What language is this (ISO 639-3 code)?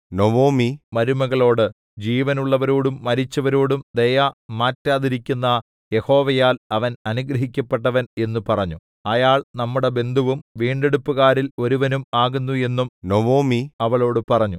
mal